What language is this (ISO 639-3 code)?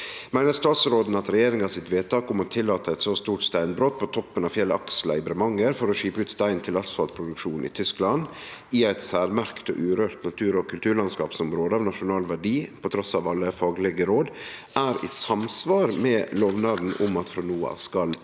nor